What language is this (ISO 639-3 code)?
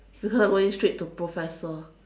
eng